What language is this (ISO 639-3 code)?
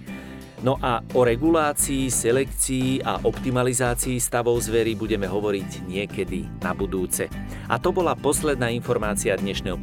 slk